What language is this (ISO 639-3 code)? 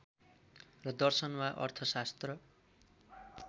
nep